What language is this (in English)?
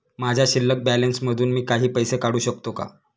Marathi